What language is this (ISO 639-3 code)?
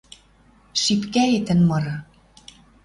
mrj